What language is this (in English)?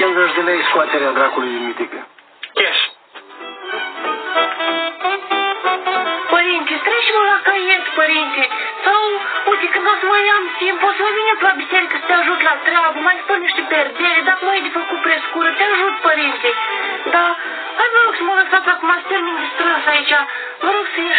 Romanian